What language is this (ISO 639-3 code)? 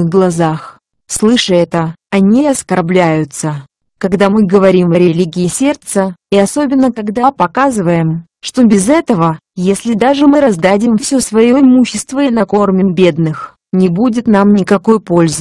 rus